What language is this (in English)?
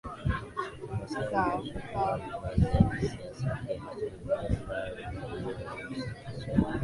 Swahili